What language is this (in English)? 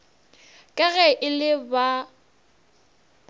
Northern Sotho